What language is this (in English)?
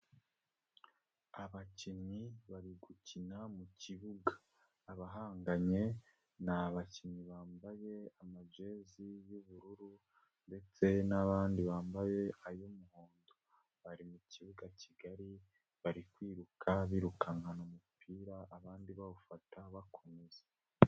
Kinyarwanda